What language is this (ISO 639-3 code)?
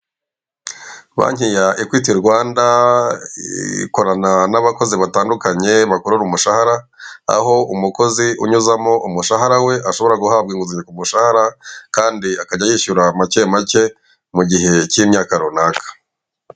kin